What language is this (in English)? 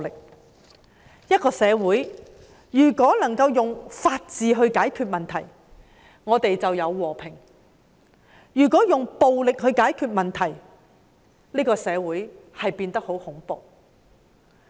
Cantonese